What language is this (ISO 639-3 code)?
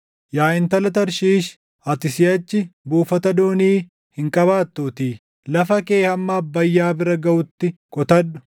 orm